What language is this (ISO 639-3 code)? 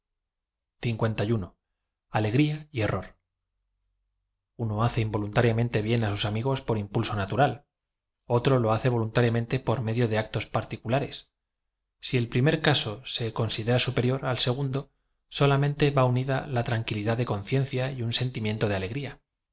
spa